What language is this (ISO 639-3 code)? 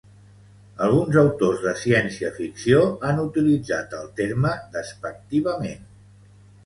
cat